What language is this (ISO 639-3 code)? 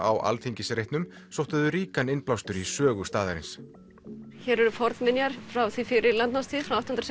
isl